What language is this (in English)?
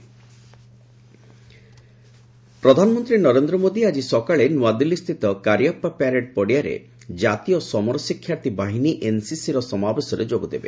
Odia